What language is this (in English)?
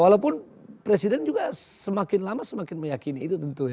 Indonesian